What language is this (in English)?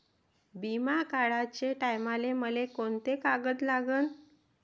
Marathi